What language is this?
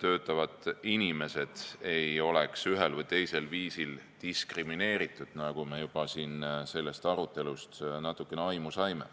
Estonian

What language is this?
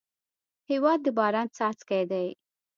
Pashto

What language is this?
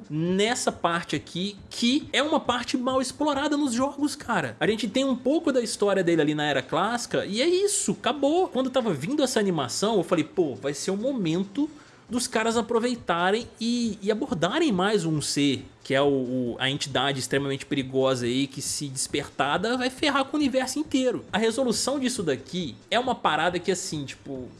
Portuguese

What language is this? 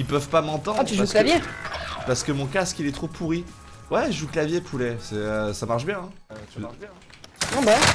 French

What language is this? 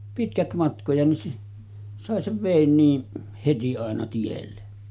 Finnish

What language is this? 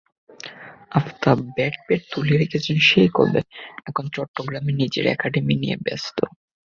Bangla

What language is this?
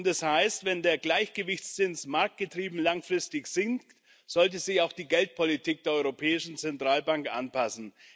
German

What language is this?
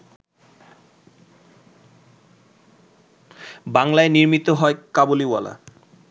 Bangla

